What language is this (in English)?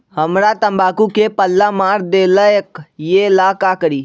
Magahi